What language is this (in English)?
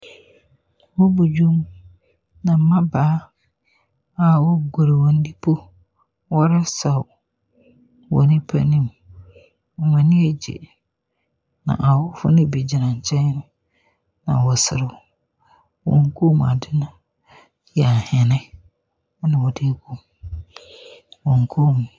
Akan